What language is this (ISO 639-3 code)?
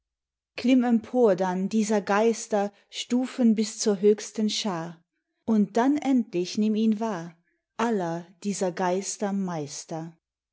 deu